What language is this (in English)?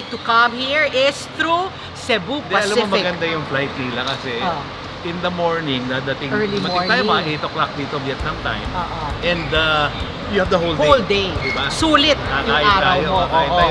Filipino